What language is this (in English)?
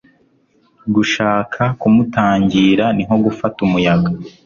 Kinyarwanda